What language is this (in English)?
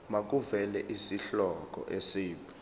Zulu